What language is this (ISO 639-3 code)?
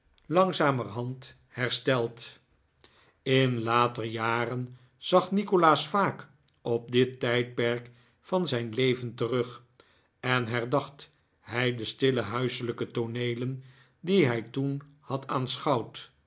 nld